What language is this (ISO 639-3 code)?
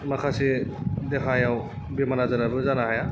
brx